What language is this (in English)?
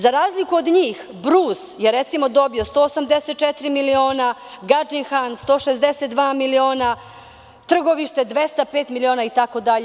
Serbian